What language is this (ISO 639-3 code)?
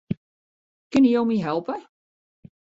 fry